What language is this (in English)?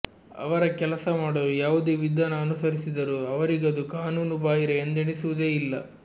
Kannada